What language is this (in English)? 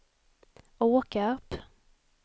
Swedish